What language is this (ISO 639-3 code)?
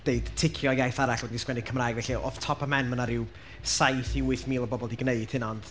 cym